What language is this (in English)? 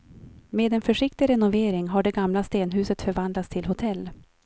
Swedish